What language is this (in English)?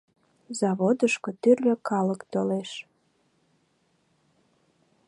Mari